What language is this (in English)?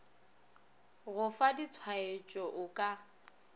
Northern Sotho